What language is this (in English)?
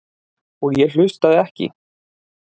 Icelandic